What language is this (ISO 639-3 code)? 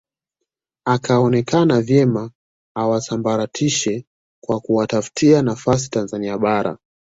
swa